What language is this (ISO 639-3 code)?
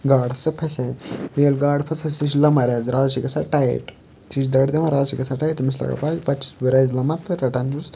kas